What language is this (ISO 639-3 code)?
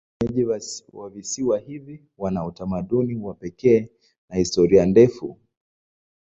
swa